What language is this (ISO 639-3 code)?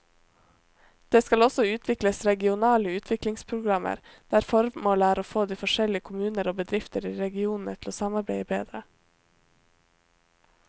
nor